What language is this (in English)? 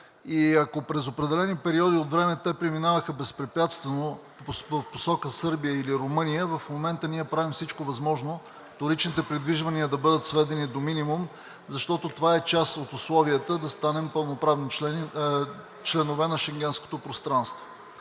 Bulgarian